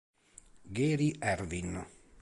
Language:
Italian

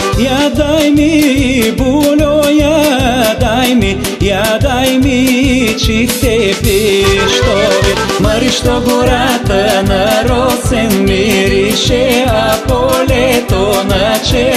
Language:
Romanian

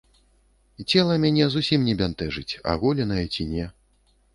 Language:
Belarusian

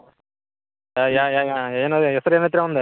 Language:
Kannada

